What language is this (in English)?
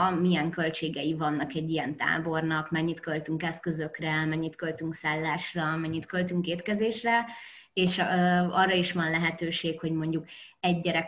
Hungarian